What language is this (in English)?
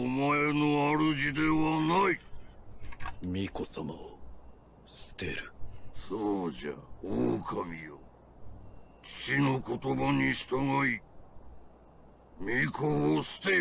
Korean